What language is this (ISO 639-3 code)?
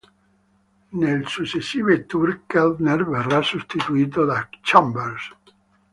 ita